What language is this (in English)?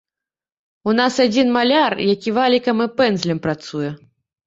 Belarusian